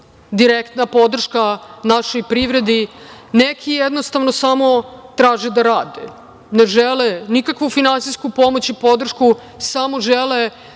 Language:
Serbian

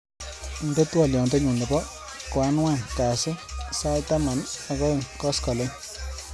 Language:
Kalenjin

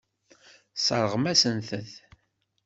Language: Kabyle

